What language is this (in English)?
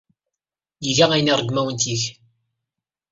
Kabyle